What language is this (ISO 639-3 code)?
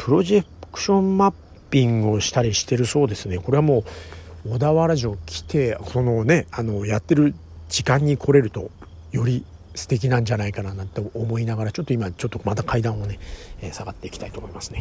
jpn